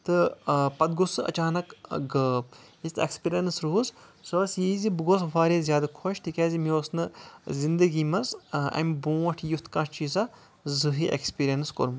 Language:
Kashmiri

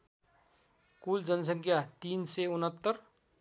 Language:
Nepali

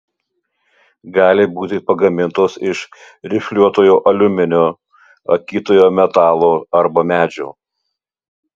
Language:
Lithuanian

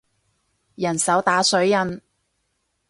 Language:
Cantonese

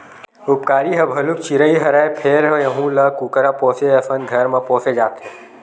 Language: Chhattisgarhi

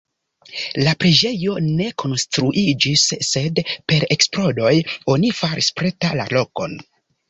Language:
Esperanto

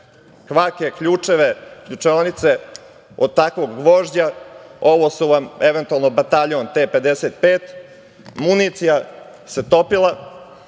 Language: Serbian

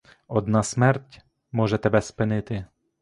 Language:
Ukrainian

